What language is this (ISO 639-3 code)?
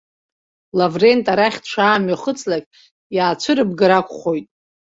abk